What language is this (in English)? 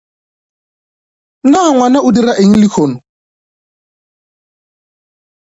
Northern Sotho